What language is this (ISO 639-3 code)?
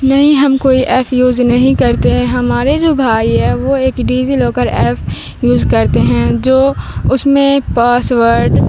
urd